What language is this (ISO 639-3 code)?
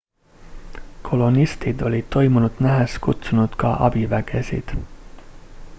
est